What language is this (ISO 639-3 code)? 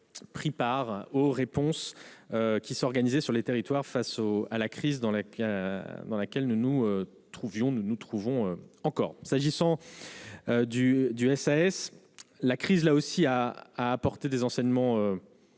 fra